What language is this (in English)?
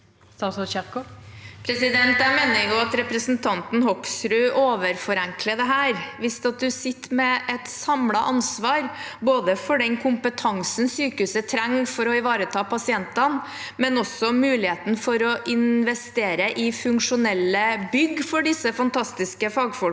Norwegian